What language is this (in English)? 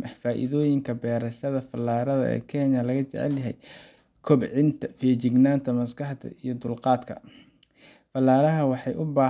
Somali